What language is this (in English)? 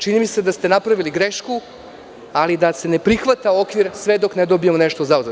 Serbian